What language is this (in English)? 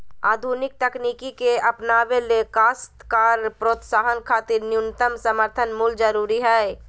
Magahi